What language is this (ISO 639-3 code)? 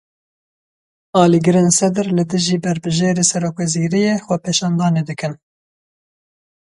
kur